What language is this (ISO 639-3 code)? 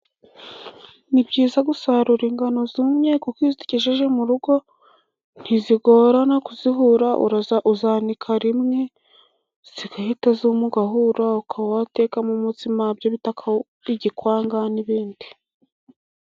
kin